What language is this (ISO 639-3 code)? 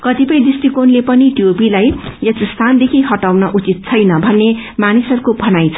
nep